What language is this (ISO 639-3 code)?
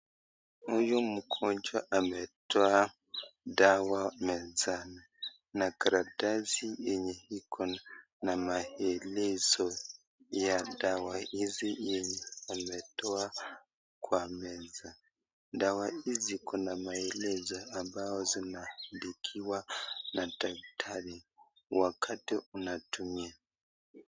swa